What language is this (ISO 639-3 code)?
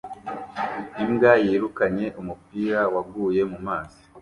kin